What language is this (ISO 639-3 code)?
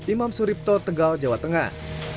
ind